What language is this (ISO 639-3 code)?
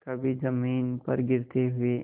hin